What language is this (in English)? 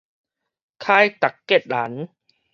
Min Nan Chinese